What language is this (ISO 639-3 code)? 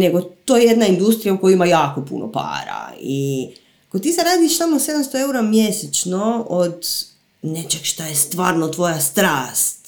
hrv